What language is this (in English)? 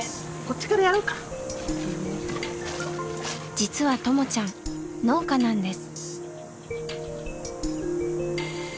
Japanese